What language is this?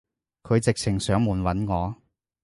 Cantonese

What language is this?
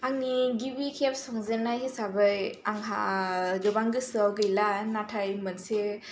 Bodo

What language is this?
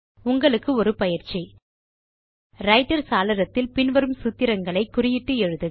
Tamil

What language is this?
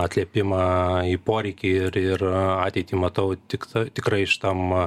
Lithuanian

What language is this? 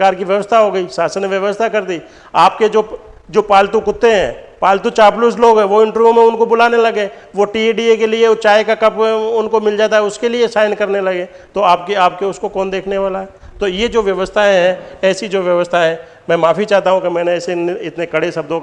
Hindi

